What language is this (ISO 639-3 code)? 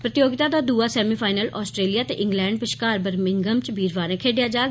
doi